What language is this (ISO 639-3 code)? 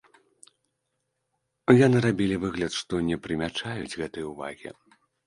bel